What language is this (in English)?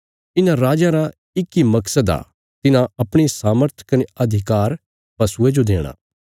Bilaspuri